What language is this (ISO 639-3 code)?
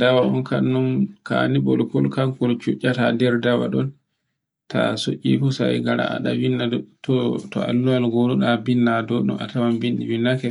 fue